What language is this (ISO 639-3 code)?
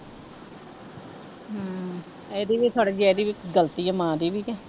pan